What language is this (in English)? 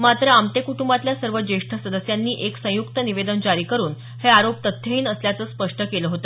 Marathi